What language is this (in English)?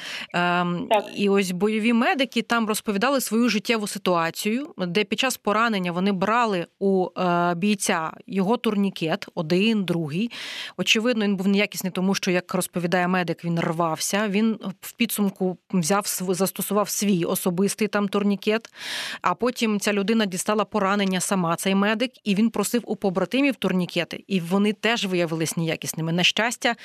Ukrainian